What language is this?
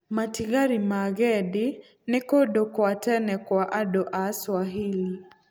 Kikuyu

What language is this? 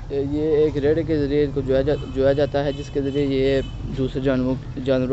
Hindi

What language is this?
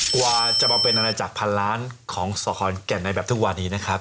Thai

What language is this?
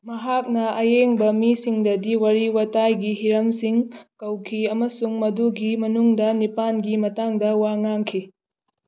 Manipuri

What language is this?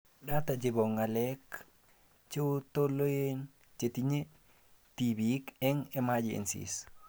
Kalenjin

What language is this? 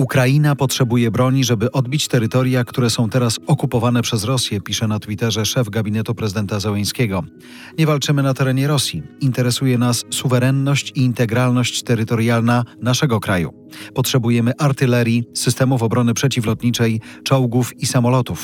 Polish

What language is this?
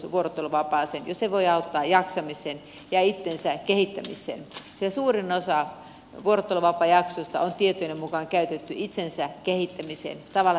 Finnish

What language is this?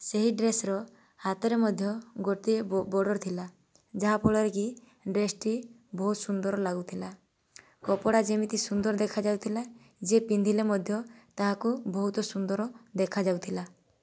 Odia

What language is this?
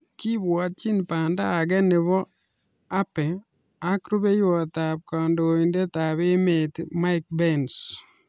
Kalenjin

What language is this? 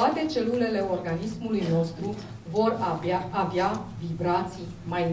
Romanian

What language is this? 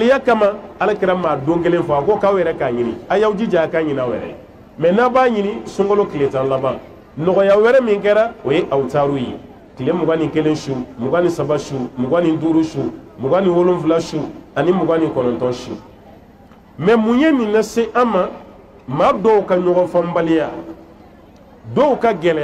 Arabic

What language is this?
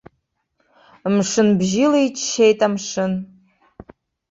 Abkhazian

